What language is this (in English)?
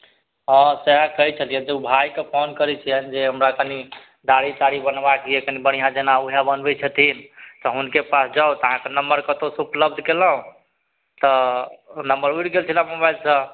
Maithili